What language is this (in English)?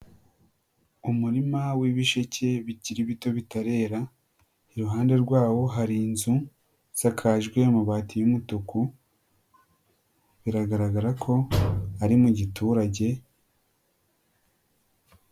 Kinyarwanda